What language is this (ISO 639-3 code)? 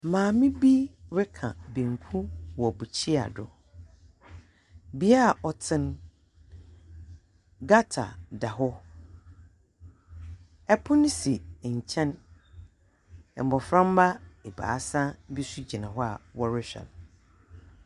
aka